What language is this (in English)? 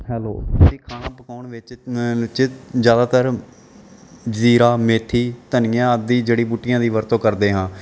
Punjabi